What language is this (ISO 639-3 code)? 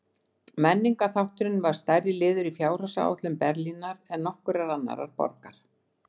isl